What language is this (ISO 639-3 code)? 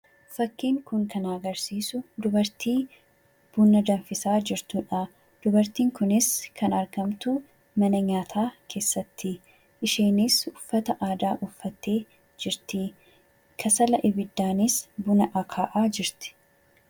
orm